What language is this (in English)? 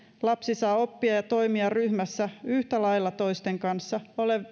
Finnish